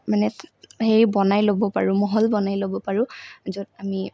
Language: Assamese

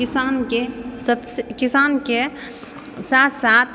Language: Maithili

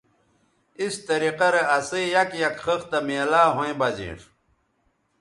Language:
Bateri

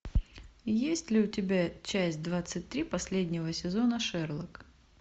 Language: Russian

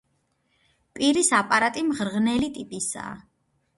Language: Georgian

